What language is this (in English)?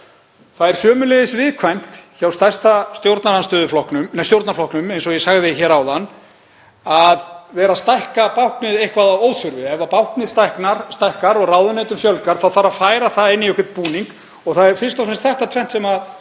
Icelandic